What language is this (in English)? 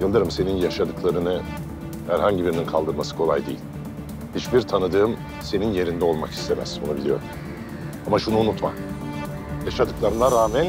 Turkish